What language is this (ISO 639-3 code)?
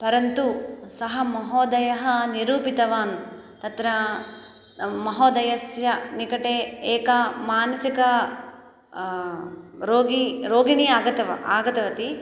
san